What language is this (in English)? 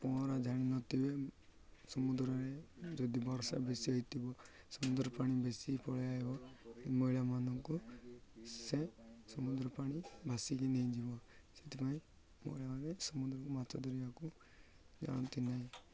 Odia